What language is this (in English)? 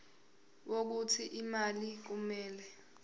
Zulu